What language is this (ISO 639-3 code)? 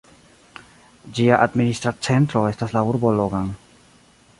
epo